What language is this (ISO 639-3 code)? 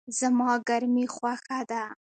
pus